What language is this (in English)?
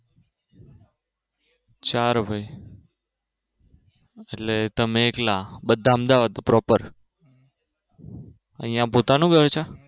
Gujarati